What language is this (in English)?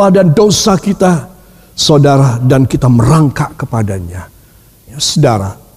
Indonesian